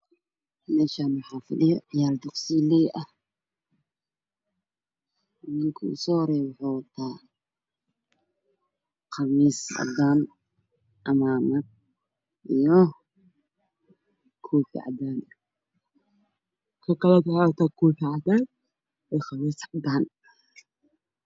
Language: Somali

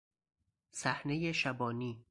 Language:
Persian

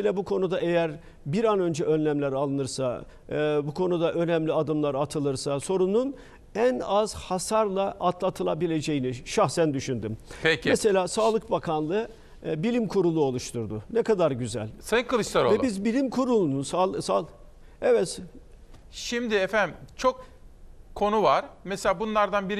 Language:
Turkish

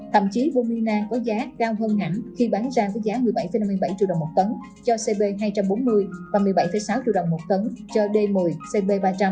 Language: Vietnamese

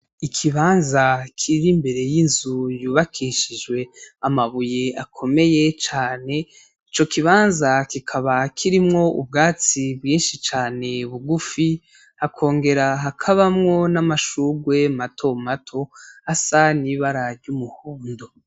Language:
Rundi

